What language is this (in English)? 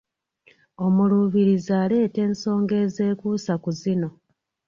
Ganda